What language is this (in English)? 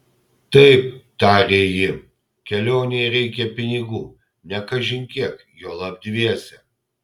Lithuanian